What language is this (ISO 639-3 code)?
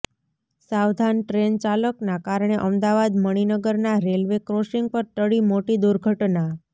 guj